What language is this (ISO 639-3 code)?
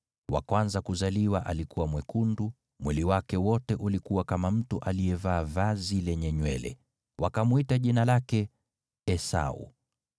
swa